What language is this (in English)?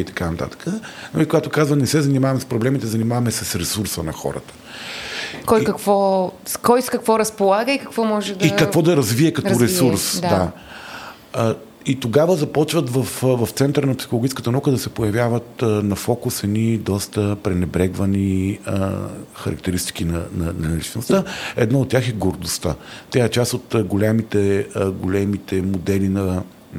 Bulgarian